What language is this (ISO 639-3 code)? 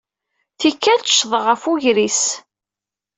kab